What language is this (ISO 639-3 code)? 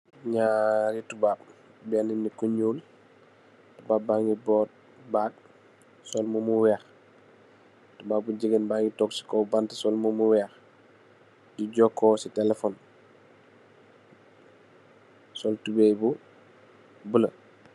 wol